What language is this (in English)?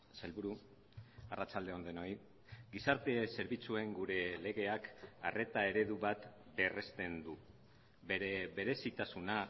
Basque